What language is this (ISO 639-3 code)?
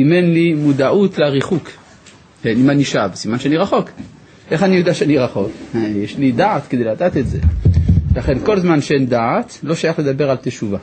heb